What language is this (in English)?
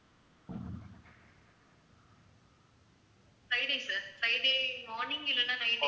Tamil